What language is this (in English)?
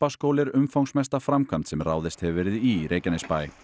Icelandic